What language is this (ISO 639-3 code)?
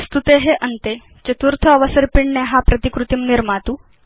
san